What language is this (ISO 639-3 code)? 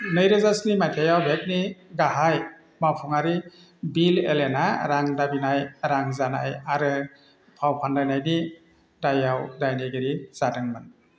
brx